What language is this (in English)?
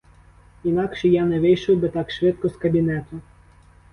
Ukrainian